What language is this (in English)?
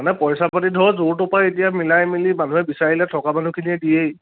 Assamese